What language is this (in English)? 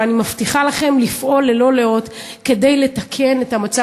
Hebrew